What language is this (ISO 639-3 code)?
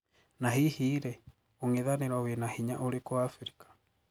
kik